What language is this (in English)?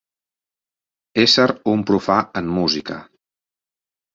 Catalan